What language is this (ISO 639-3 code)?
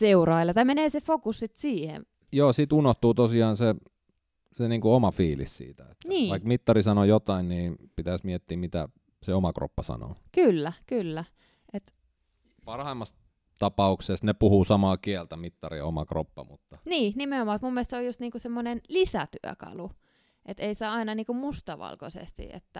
fin